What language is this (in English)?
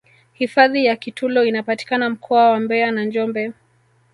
Swahili